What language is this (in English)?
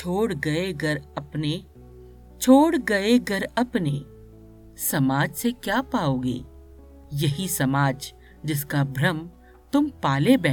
Hindi